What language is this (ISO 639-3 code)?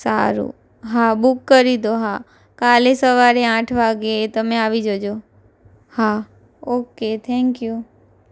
guj